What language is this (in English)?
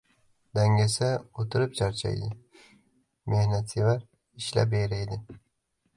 Uzbek